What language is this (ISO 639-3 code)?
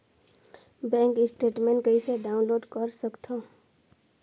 hne